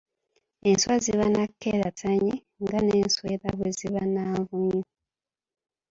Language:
Ganda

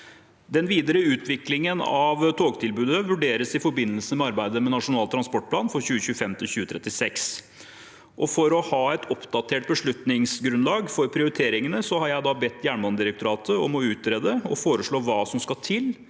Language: Norwegian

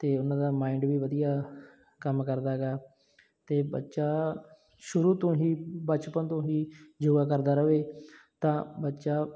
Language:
Punjabi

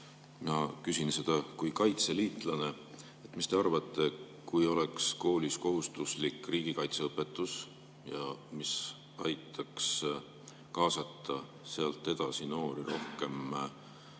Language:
Estonian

